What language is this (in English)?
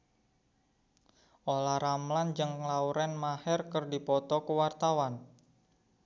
Sundanese